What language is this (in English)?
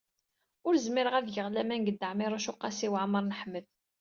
Kabyle